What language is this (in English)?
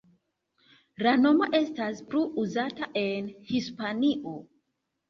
Esperanto